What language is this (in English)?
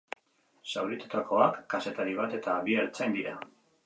Basque